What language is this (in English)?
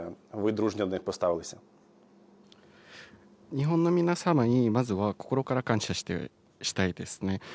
Japanese